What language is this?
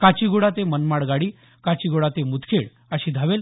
Marathi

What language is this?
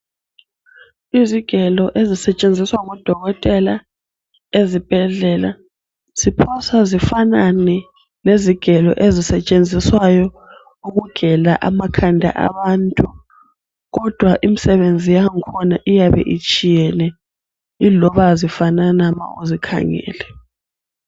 North Ndebele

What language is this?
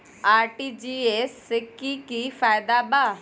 Magahi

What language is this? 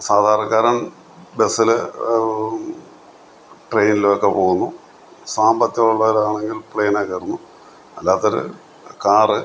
Malayalam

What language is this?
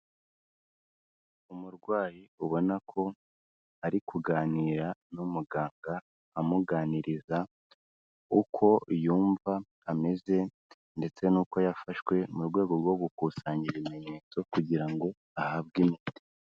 Kinyarwanda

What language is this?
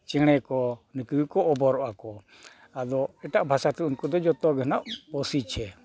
Santali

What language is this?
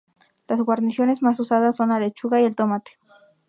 Spanish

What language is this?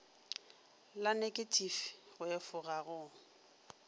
Northern Sotho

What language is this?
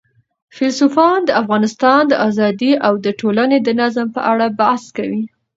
Pashto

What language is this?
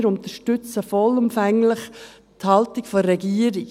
Swiss German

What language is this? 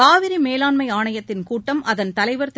Tamil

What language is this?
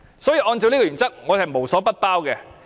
Cantonese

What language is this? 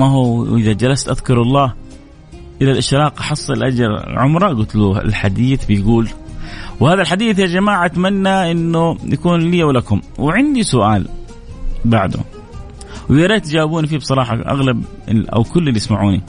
Arabic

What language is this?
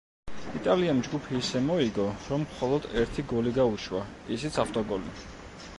Georgian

